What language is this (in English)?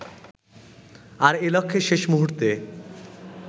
Bangla